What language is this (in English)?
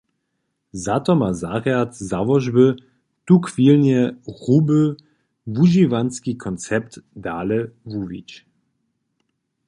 Upper Sorbian